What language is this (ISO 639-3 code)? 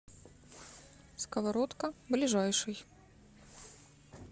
rus